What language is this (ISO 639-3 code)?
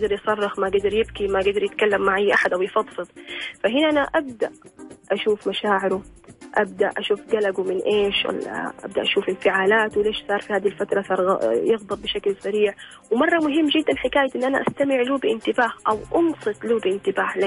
ara